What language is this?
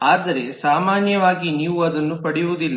Kannada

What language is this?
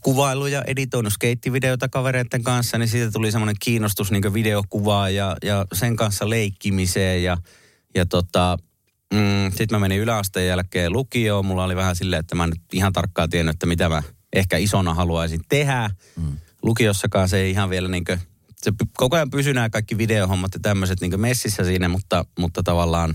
Finnish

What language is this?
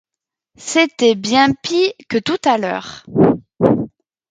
French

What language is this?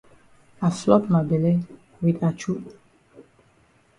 Cameroon Pidgin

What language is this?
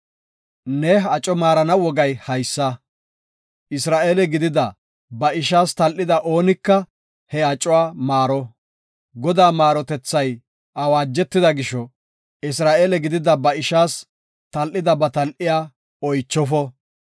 Gofa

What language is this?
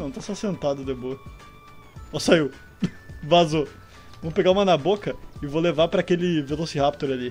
Portuguese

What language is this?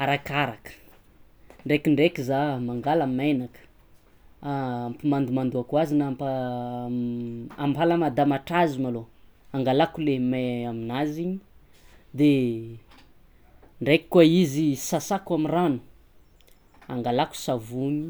Tsimihety Malagasy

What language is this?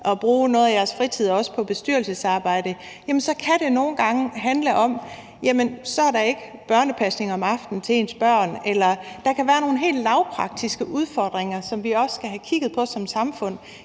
Danish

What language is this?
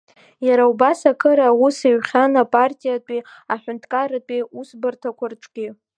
Abkhazian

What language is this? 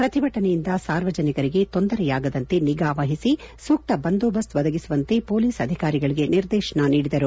Kannada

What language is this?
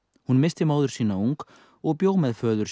Icelandic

